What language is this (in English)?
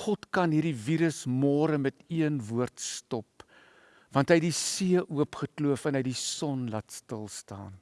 Dutch